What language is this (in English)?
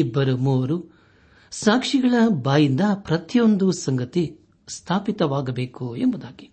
Kannada